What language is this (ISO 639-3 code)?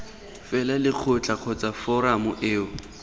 tsn